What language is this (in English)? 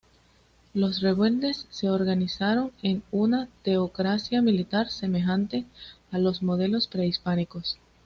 Spanish